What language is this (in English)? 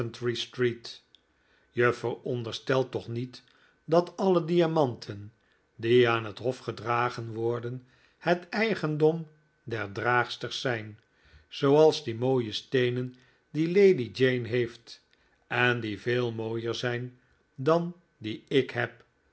Dutch